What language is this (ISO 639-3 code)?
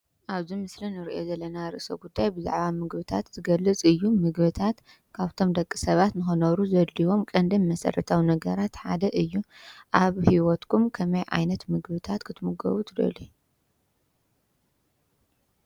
tir